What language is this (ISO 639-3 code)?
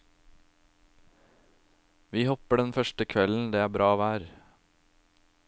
nor